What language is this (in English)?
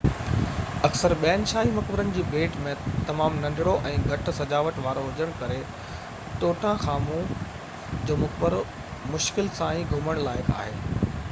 Sindhi